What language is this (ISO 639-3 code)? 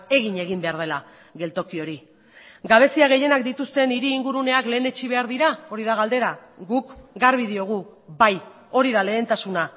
eus